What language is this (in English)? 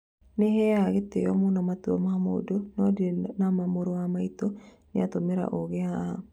Kikuyu